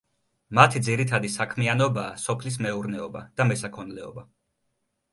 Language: Georgian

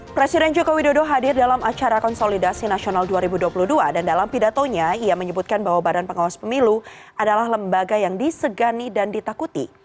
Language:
Indonesian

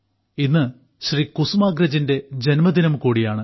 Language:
Malayalam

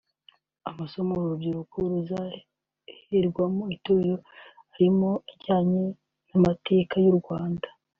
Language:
Kinyarwanda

